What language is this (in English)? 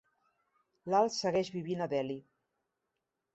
Catalan